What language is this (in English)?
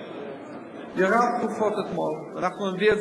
Hebrew